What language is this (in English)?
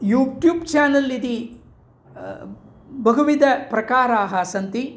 Sanskrit